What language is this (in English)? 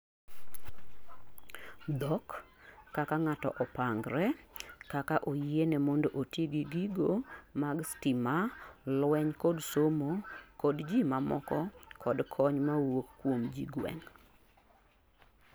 Luo (Kenya and Tanzania)